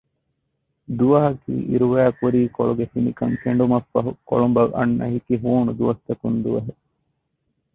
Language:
Divehi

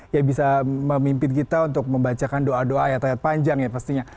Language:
Indonesian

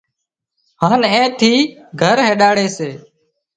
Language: Wadiyara Koli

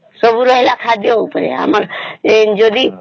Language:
Odia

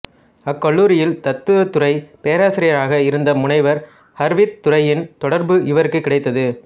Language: Tamil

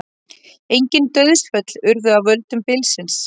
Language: Icelandic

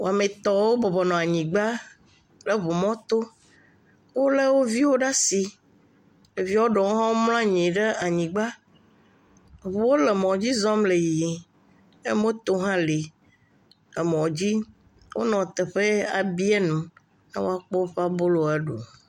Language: Ewe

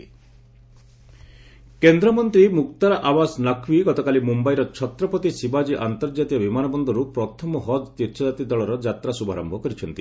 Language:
Odia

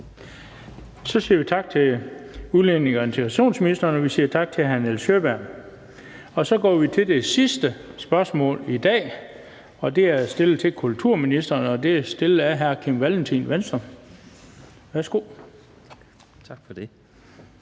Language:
Danish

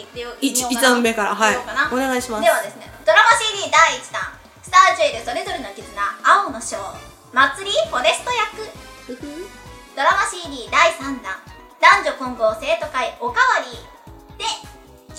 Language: Japanese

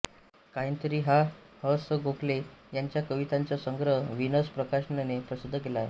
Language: Marathi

